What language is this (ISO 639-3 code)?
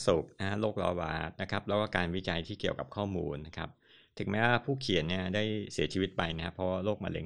tha